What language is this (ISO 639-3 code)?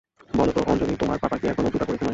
ben